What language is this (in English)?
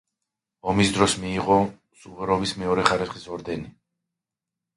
Georgian